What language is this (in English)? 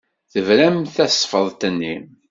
Kabyle